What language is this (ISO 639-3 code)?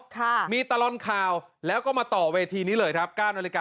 tha